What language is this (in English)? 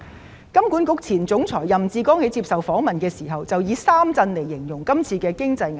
Cantonese